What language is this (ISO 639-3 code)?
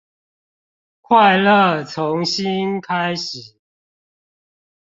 zho